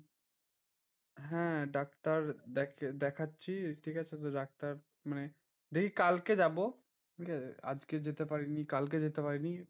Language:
Bangla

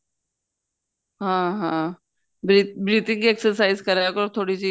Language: Punjabi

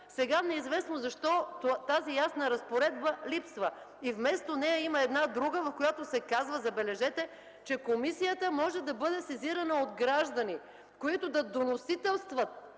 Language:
Bulgarian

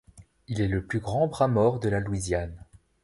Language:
French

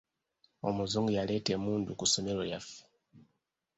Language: Ganda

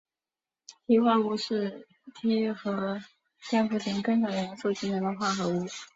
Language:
Chinese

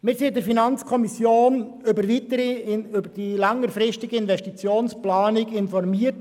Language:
Swiss German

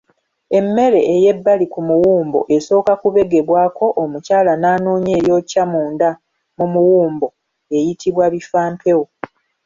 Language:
Ganda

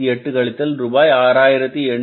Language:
Tamil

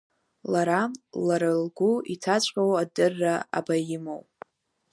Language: Abkhazian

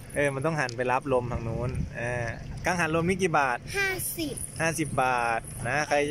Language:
Thai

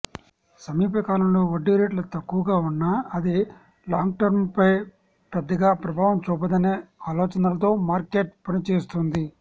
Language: Telugu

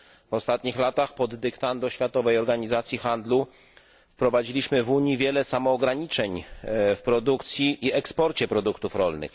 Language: Polish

